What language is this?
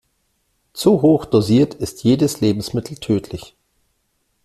German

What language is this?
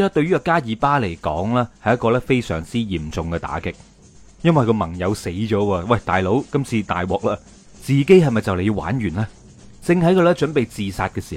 Chinese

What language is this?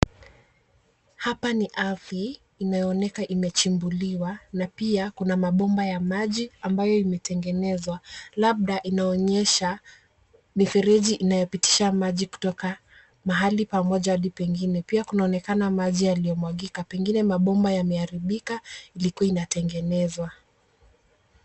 Swahili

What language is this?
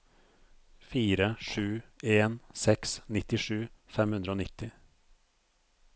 Norwegian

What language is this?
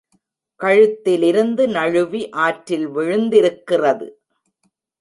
Tamil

